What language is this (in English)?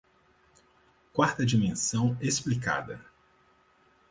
Portuguese